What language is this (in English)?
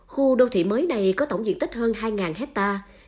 Vietnamese